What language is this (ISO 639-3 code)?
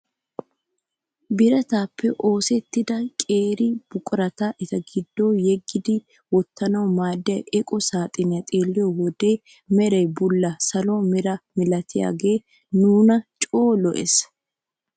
wal